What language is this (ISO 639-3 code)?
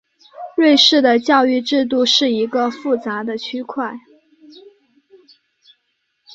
zho